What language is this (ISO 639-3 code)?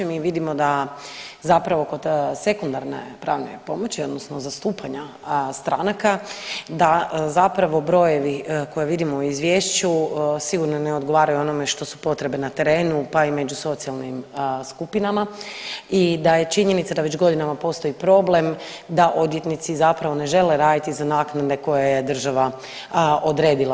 hrv